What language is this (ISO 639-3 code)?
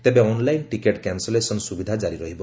ori